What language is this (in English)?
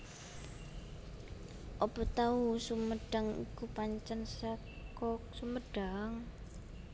Javanese